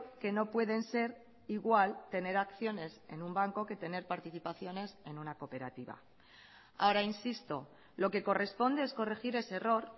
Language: Spanish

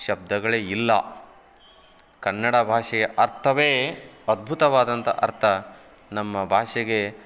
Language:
Kannada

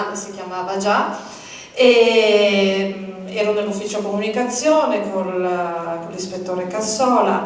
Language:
Italian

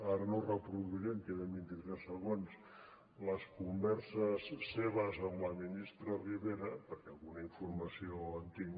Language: Catalan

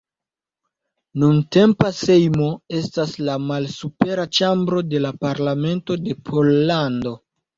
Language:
Esperanto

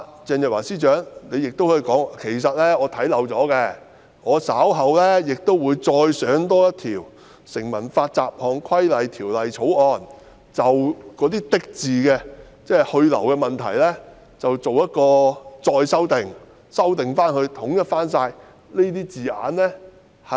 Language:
Cantonese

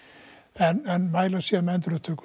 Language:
Icelandic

